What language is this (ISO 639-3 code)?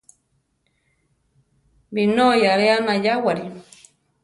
tar